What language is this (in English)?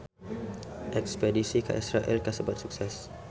Sundanese